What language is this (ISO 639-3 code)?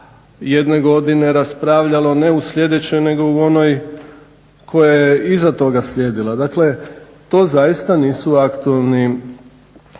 hrv